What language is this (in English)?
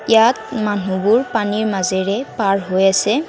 Assamese